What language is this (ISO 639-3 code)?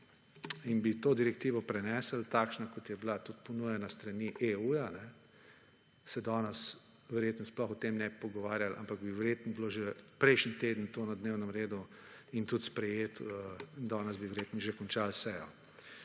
slv